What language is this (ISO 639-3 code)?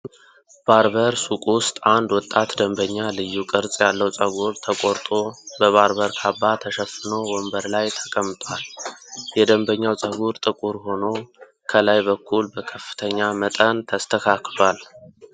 amh